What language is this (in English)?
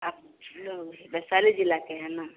Hindi